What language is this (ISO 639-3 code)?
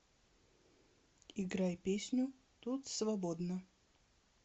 rus